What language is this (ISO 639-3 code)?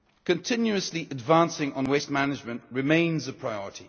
eng